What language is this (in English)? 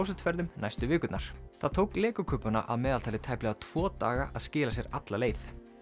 Icelandic